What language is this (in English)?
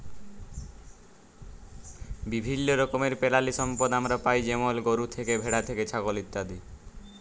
Bangla